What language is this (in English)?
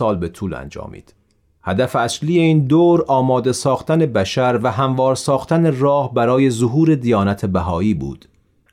Persian